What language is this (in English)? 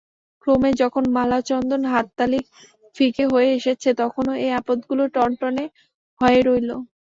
Bangla